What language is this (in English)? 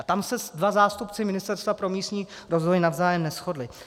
Czech